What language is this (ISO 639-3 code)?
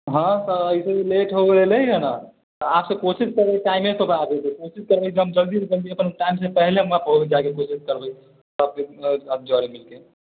mai